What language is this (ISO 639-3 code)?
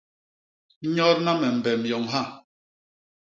bas